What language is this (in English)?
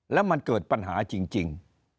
Thai